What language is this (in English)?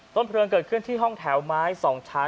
Thai